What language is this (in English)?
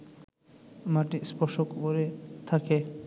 Bangla